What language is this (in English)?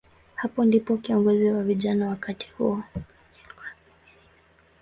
Swahili